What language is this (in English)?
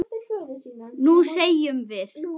Icelandic